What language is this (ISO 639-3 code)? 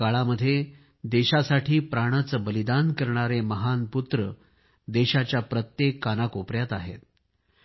mar